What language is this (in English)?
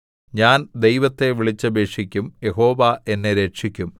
Malayalam